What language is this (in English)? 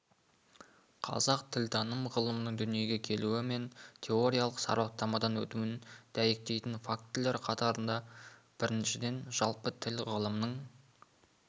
Kazakh